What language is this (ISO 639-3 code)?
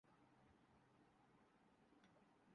urd